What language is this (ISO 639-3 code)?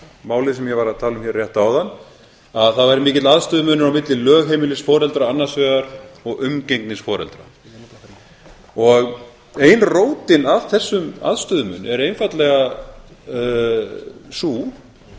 isl